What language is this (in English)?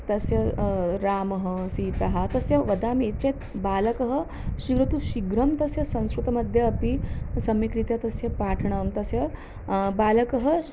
Sanskrit